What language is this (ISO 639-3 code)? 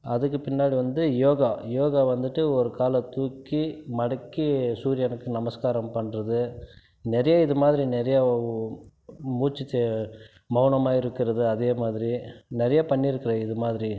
tam